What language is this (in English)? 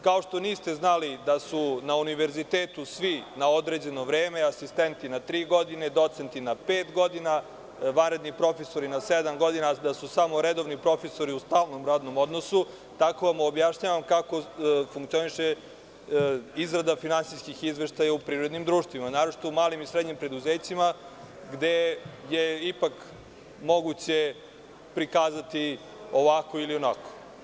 Serbian